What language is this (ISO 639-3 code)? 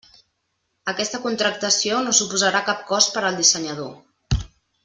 cat